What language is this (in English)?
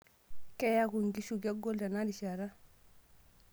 Masai